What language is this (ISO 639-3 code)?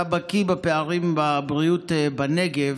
heb